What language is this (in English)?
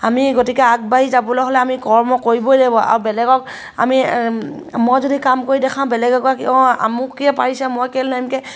Assamese